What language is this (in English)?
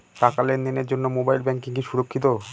Bangla